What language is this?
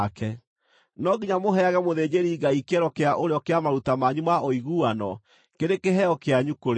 Kikuyu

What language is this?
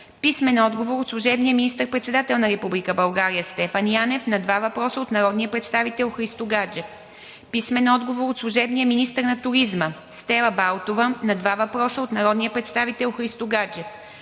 Bulgarian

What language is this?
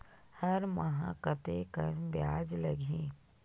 Chhattisgarhi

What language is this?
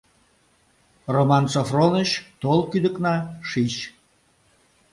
Mari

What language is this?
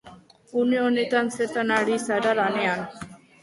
Basque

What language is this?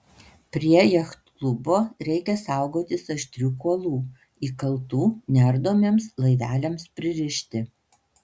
Lithuanian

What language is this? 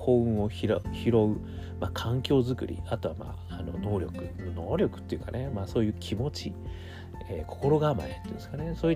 Japanese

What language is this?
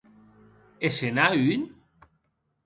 Occitan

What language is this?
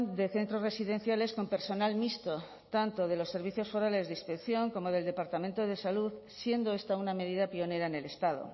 Spanish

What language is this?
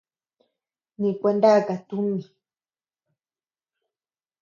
Tepeuxila Cuicatec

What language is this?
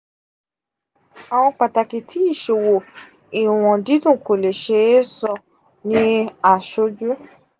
Yoruba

